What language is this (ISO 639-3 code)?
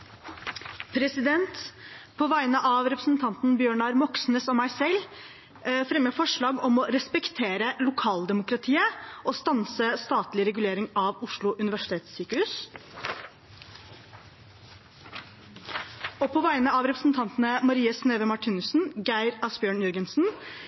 nor